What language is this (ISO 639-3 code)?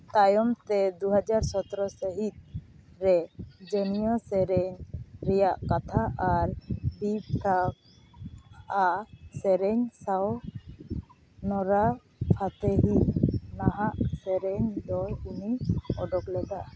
sat